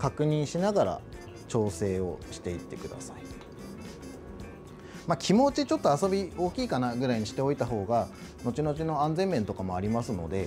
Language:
Japanese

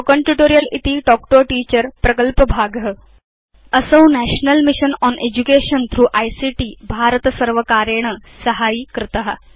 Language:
Sanskrit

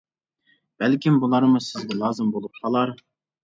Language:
Uyghur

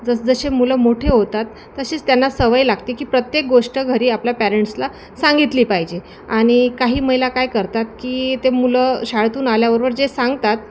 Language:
Marathi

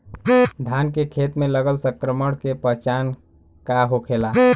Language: Bhojpuri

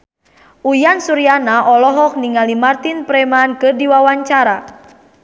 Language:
Sundanese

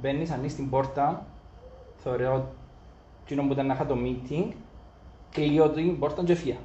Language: Greek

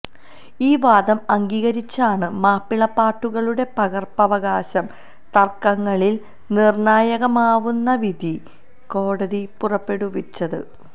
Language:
Malayalam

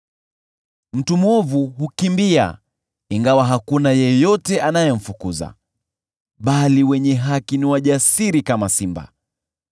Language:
Swahili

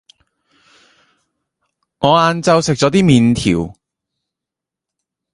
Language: Cantonese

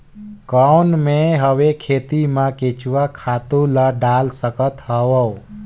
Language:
Chhattisgarhi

